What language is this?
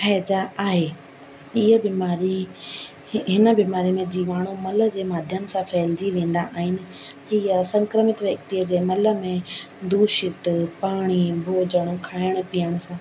Sindhi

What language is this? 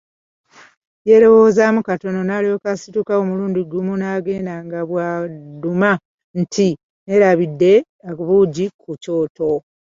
Ganda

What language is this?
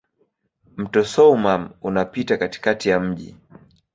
Swahili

